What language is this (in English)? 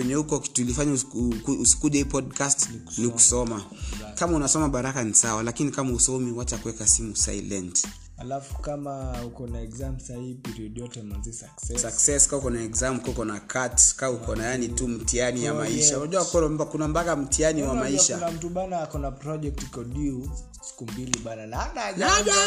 Swahili